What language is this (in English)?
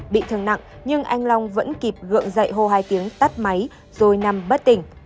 Vietnamese